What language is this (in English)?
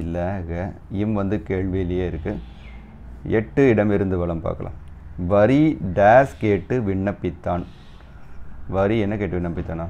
Italian